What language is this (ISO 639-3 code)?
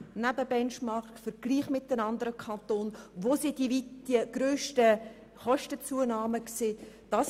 gsw